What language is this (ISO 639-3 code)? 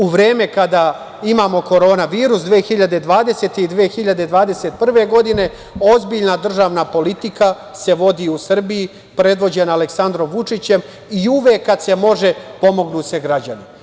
srp